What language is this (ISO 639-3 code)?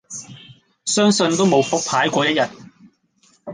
yue